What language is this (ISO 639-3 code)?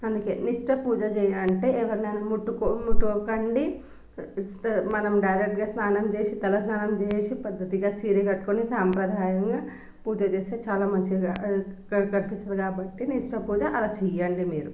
tel